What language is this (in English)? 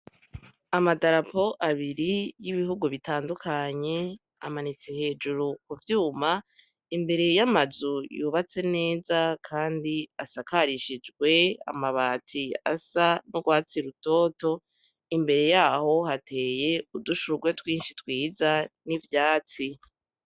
Rundi